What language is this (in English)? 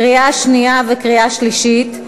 Hebrew